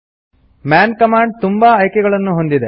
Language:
Kannada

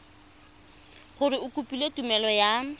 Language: Tswana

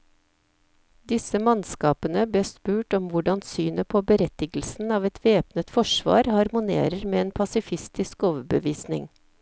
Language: Norwegian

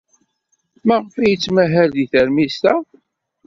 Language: Kabyle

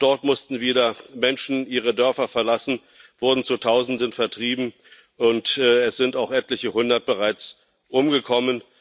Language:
German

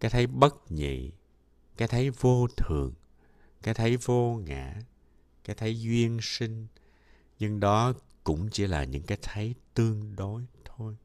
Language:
Vietnamese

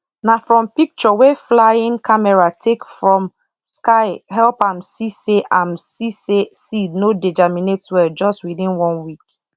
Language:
Nigerian Pidgin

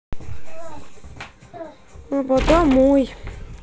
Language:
Russian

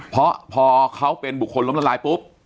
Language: Thai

